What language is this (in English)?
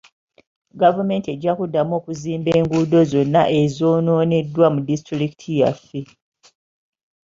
Ganda